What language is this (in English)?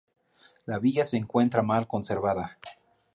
Spanish